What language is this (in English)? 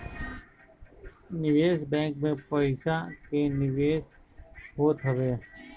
Bhojpuri